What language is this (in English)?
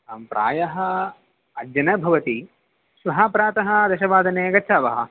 Sanskrit